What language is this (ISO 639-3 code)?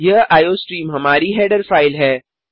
hin